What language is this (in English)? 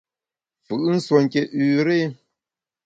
Bamun